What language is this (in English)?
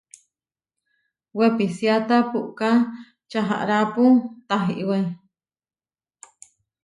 Huarijio